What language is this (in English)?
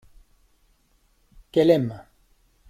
French